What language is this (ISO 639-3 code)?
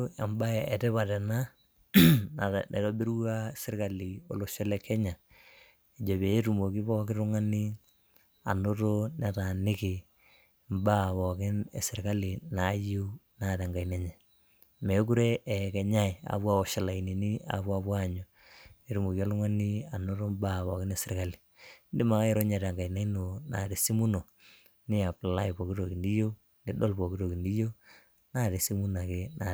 mas